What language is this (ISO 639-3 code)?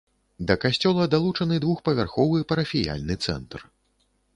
bel